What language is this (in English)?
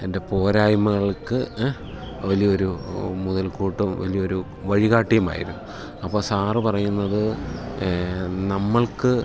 Malayalam